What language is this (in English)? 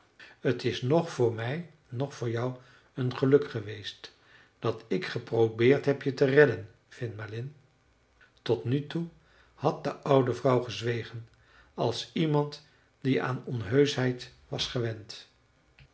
Dutch